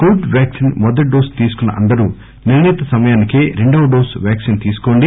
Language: Telugu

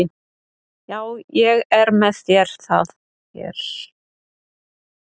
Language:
Icelandic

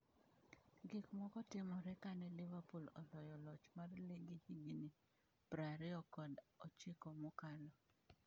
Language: Luo (Kenya and Tanzania)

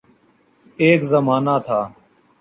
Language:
Urdu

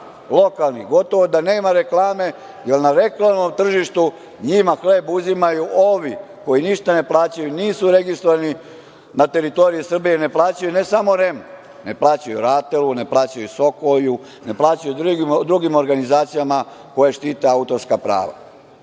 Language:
Serbian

